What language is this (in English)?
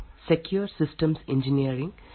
Kannada